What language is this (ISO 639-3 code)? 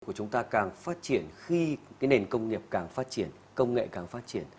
vie